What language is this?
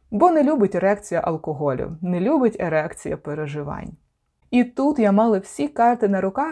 Ukrainian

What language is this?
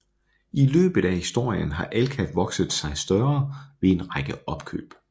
Danish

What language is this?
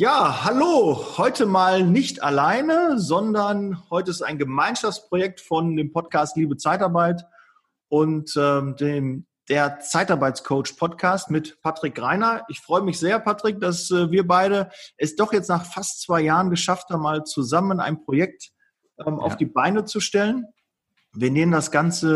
German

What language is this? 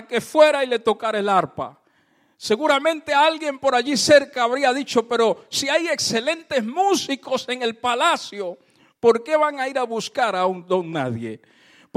Spanish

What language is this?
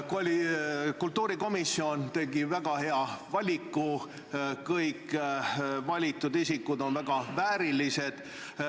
Estonian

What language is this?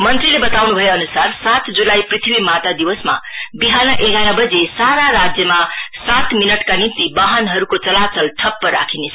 Nepali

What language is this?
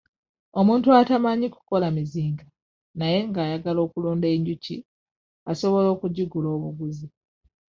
Ganda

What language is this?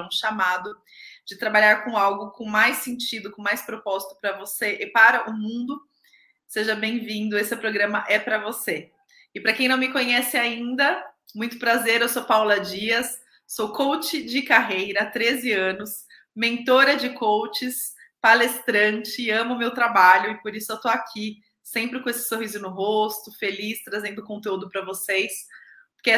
Portuguese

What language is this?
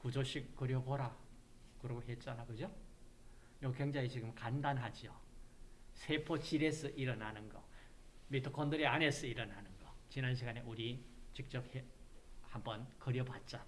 Korean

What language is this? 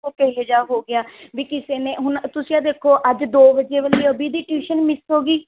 Punjabi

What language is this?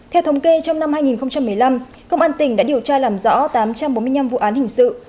Vietnamese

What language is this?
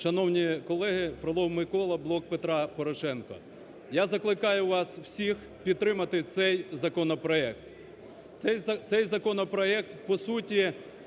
Ukrainian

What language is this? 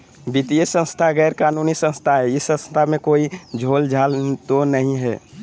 Magahi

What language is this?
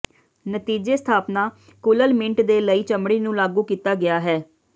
Punjabi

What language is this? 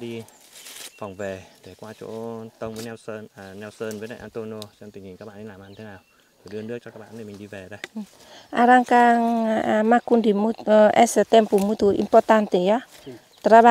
Vietnamese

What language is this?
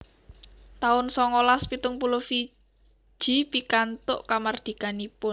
Javanese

